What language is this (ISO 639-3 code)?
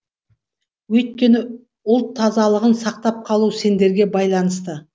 kaz